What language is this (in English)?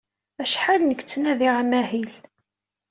Kabyle